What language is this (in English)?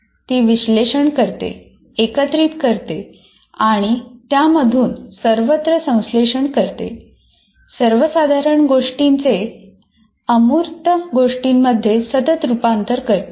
Marathi